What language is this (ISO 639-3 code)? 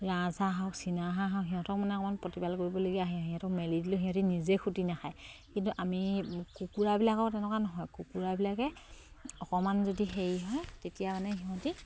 asm